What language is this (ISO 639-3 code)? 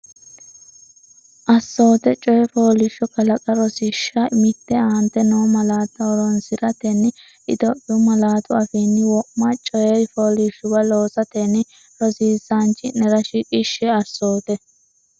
sid